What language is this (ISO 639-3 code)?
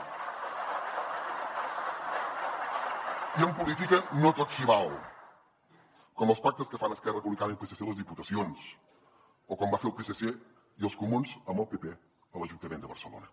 cat